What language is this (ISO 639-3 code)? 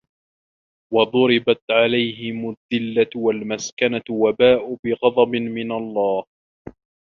ara